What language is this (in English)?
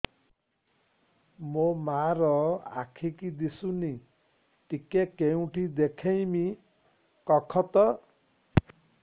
Odia